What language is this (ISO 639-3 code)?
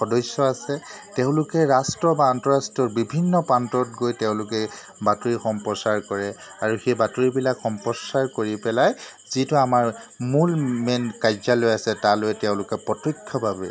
asm